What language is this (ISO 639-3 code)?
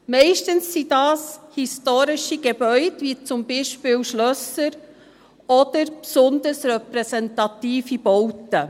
gsw